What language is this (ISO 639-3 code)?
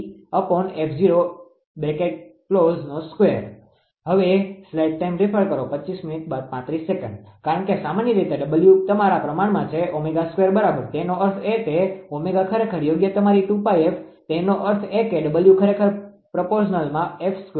guj